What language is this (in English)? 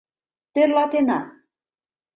Mari